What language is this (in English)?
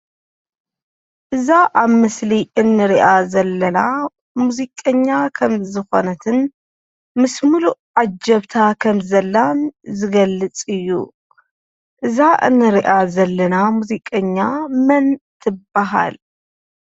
Tigrinya